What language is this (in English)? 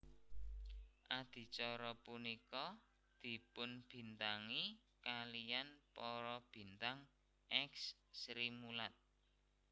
Javanese